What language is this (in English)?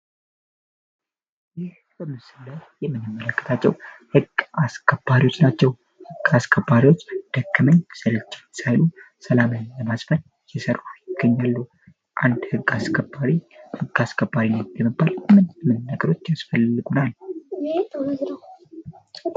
Amharic